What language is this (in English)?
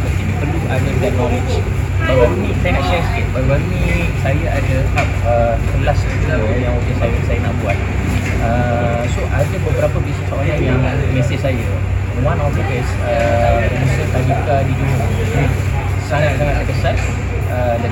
Malay